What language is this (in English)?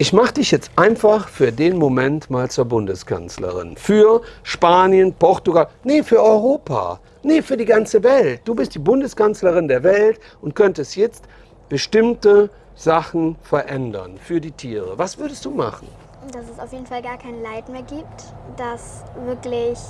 German